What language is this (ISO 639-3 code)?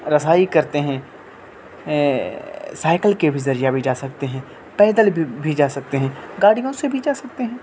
urd